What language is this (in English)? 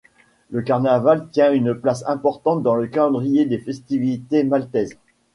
French